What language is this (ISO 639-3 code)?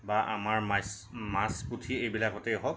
asm